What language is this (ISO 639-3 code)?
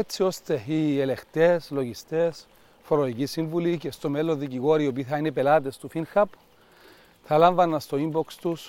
ell